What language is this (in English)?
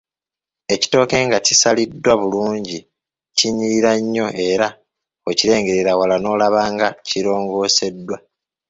Ganda